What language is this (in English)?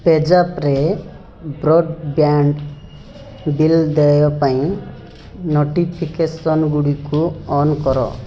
Odia